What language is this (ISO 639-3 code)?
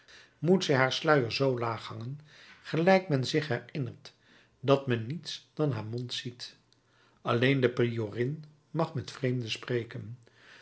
nld